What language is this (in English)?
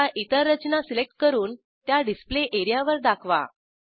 Marathi